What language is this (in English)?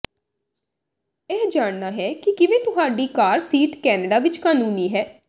Punjabi